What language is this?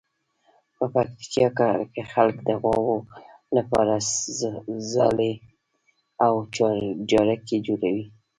Pashto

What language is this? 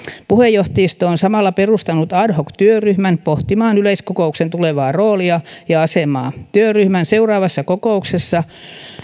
Finnish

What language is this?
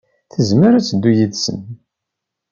Kabyle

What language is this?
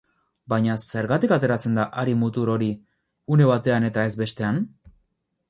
Basque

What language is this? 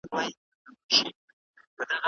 Pashto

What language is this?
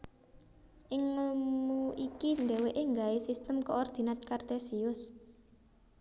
Javanese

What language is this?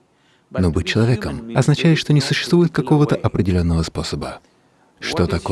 Russian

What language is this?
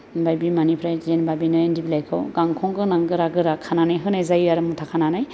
Bodo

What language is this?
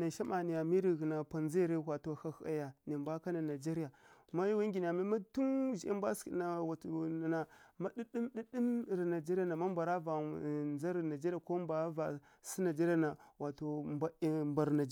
Kirya-Konzəl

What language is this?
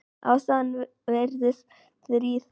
Icelandic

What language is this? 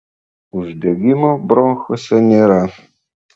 Lithuanian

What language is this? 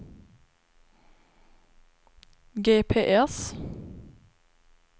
Swedish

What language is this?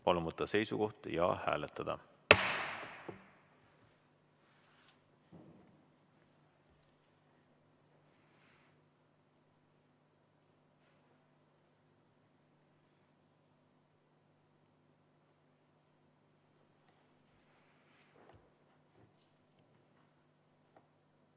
Estonian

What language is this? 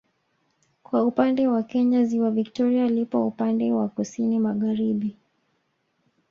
Swahili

